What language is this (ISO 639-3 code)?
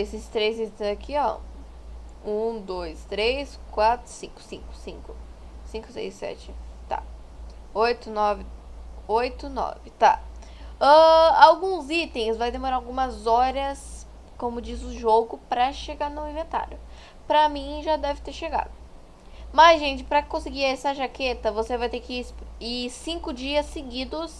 por